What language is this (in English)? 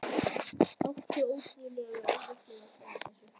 Icelandic